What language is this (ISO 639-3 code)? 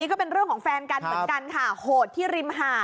tha